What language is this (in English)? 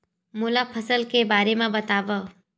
Chhattisgarhi